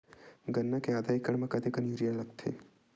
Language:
Chhattisgarhi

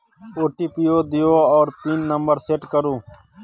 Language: Maithili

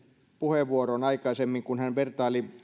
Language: Finnish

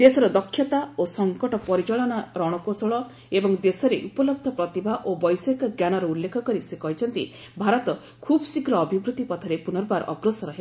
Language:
Odia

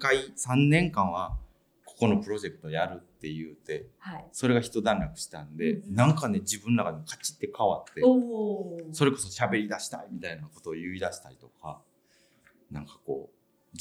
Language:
Japanese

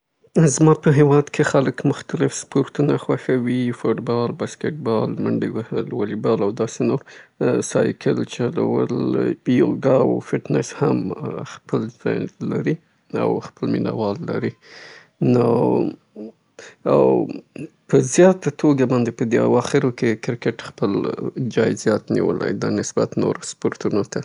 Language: Southern Pashto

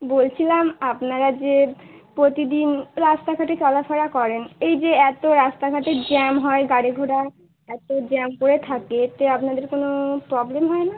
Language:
Bangla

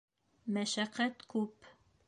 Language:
Bashkir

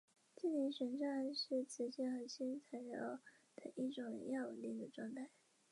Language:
Chinese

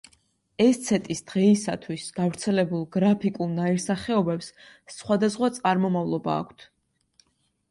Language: Georgian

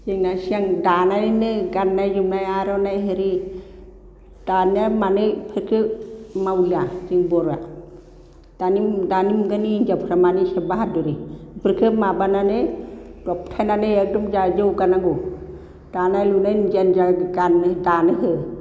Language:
Bodo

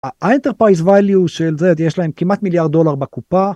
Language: Hebrew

